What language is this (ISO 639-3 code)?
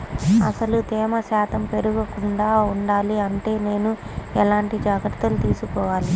tel